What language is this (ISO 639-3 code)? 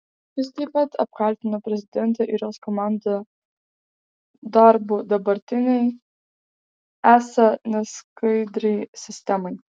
lit